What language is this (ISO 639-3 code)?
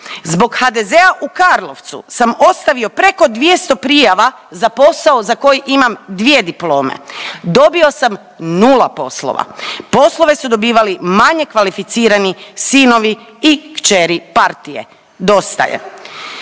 hrv